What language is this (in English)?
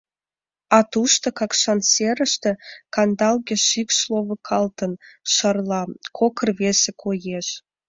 Mari